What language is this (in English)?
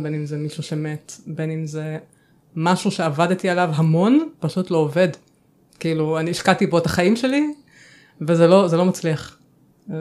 Hebrew